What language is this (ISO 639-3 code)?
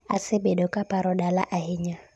luo